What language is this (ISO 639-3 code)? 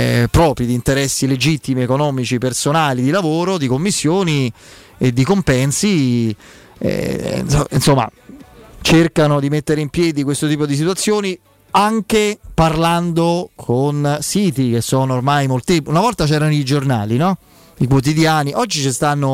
ita